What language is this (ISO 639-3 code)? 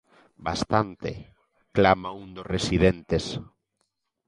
glg